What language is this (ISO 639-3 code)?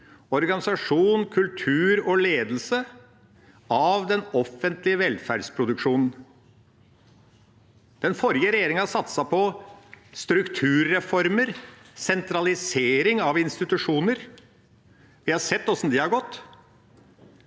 nor